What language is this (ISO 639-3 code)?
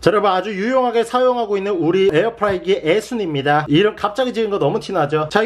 kor